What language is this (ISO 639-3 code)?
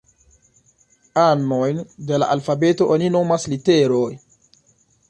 epo